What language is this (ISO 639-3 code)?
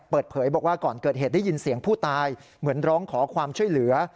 tha